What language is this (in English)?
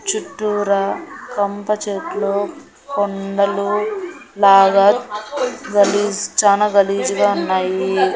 Telugu